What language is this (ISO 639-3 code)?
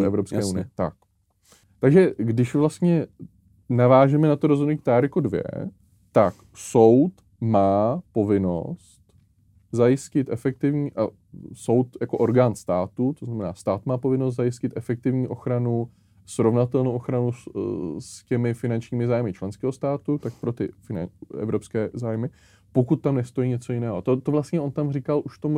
ces